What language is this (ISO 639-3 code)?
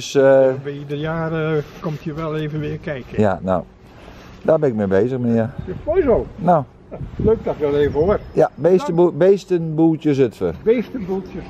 nld